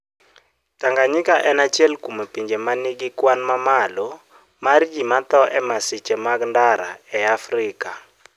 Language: Luo (Kenya and Tanzania)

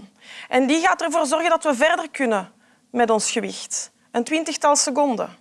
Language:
Dutch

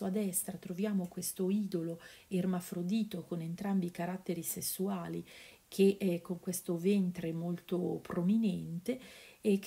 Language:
Italian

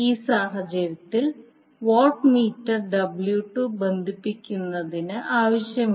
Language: Malayalam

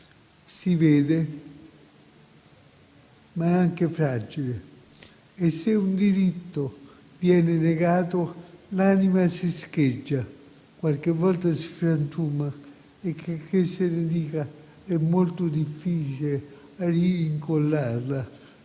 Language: Italian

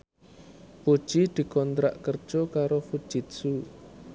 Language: Javanese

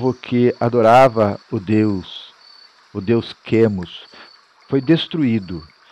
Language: Portuguese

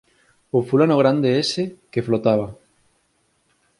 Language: Galician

